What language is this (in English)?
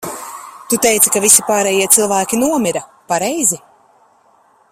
Latvian